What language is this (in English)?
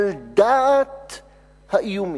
Hebrew